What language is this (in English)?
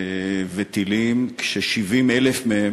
Hebrew